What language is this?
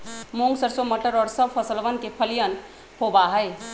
Magahi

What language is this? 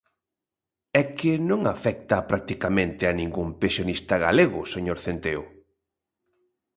Galician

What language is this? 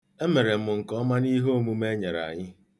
Igbo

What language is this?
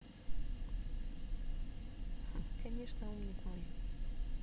Russian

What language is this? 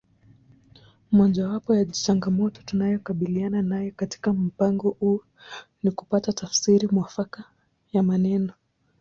Swahili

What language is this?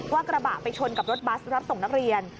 Thai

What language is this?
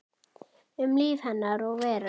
Icelandic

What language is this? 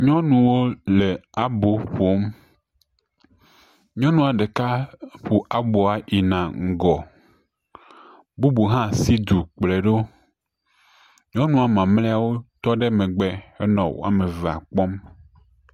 Ewe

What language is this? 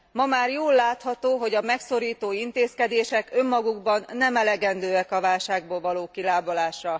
Hungarian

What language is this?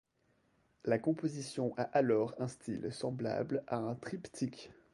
French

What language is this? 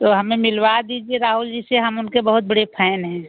Hindi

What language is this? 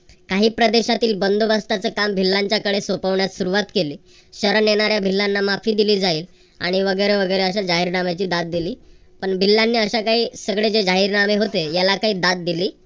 Marathi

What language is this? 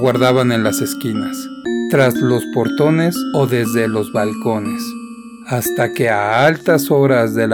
Spanish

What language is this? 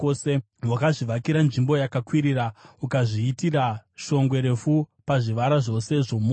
Shona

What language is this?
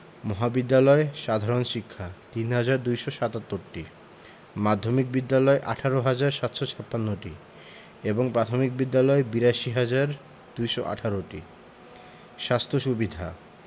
Bangla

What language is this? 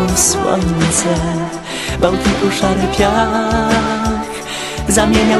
Polish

